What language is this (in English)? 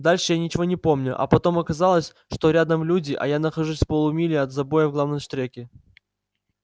Russian